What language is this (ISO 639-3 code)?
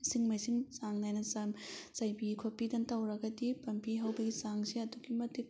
mni